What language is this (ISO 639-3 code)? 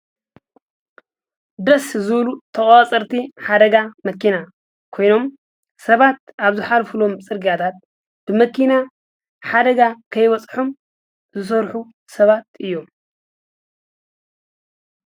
tir